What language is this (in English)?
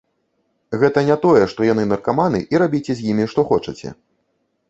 Belarusian